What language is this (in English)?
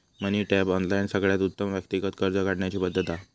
Marathi